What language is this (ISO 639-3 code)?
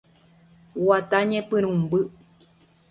grn